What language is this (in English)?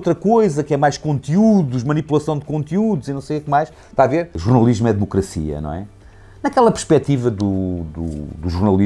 Portuguese